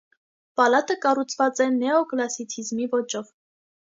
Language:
Armenian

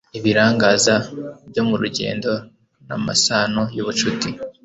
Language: Kinyarwanda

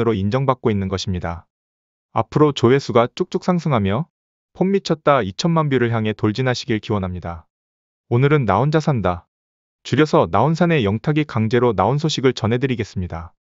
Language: Korean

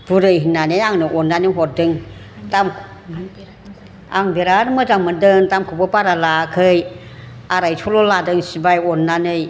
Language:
Bodo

